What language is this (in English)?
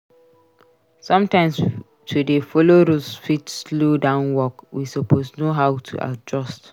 Nigerian Pidgin